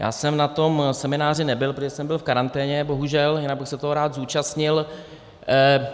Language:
Czech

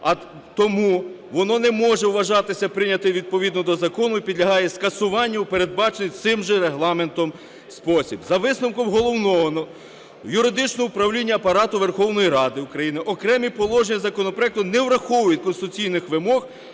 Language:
Ukrainian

